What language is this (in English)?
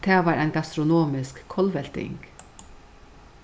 Faroese